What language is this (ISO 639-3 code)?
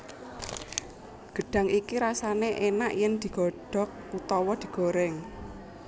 jav